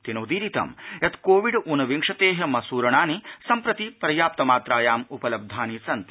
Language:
Sanskrit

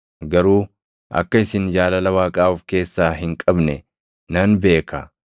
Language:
Oromo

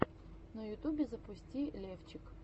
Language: Russian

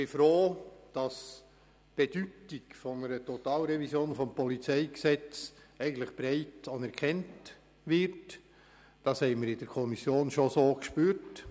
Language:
Swiss German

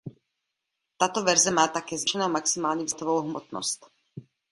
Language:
Czech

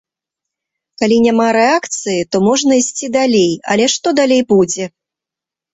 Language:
Belarusian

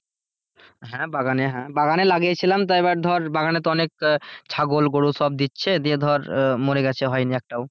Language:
Bangla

